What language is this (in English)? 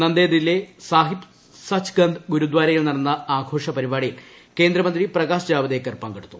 Malayalam